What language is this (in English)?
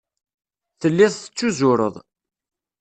Kabyle